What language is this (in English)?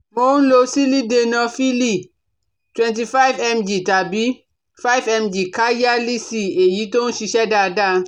Yoruba